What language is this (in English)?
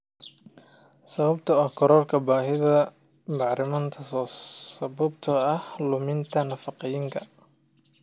Somali